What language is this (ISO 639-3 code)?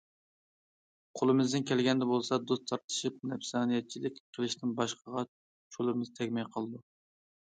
uig